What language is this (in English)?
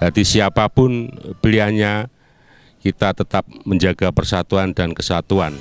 Indonesian